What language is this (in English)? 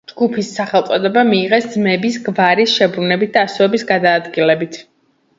Georgian